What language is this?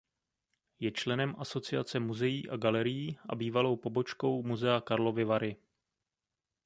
Czech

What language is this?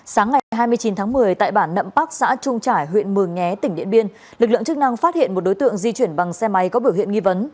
Vietnamese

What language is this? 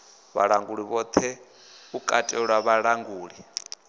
Venda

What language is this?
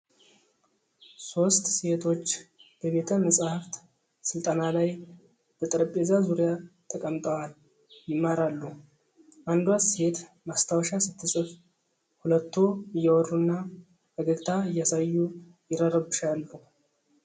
Amharic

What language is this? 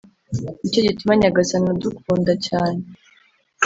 Kinyarwanda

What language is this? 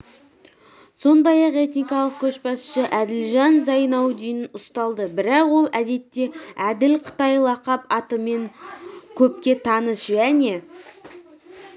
Kazakh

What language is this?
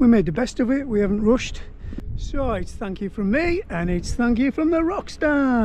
English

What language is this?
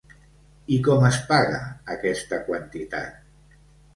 Catalan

